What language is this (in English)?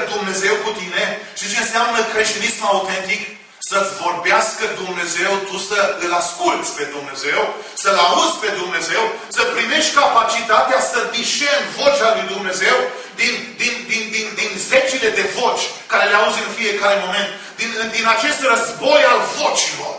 Romanian